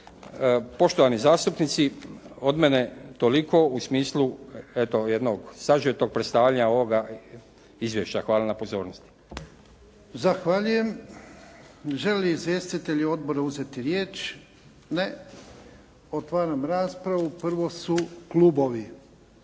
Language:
Croatian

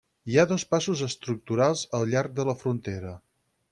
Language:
Catalan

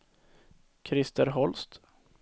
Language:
Swedish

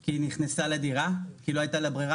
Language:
Hebrew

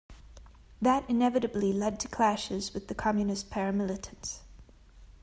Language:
English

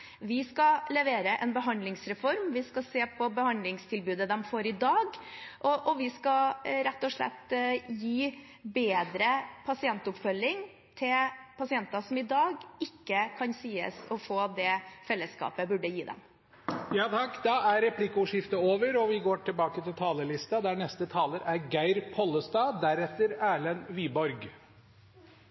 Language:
Norwegian Bokmål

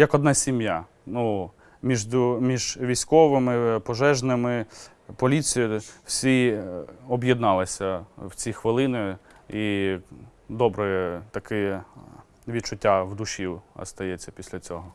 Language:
Ukrainian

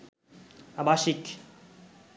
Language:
Bangla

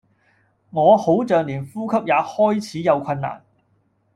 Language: Cantonese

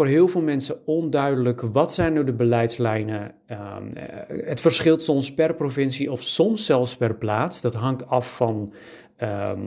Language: Dutch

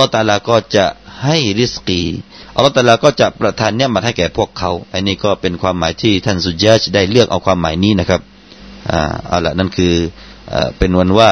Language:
Thai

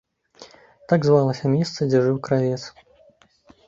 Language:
Belarusian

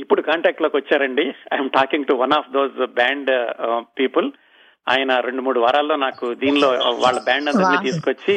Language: Telugu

